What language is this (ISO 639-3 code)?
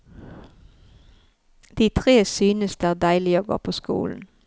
nor